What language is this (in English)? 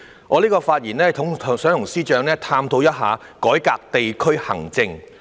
Cantonese